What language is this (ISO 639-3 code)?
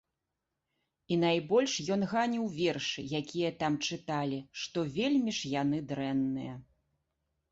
bel